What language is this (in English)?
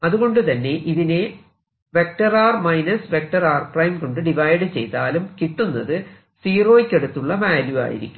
Malayalam